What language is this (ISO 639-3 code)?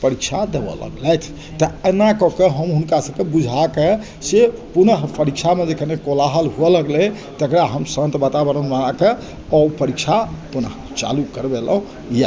mai